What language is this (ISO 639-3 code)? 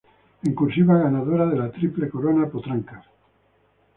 spa